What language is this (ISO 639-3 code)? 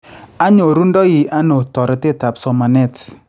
kln